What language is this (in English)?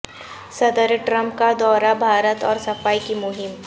Urdu